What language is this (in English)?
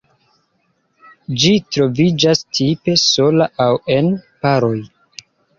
Esperanto